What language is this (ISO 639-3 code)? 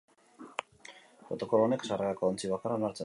eus